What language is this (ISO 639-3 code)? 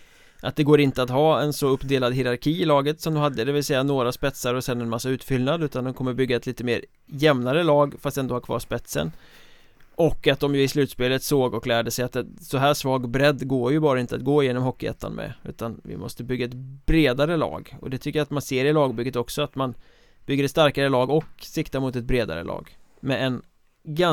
swe